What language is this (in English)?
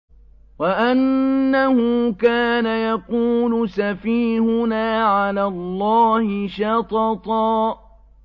Arabic